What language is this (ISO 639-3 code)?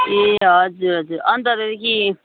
nep